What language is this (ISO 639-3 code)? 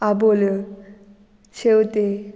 kok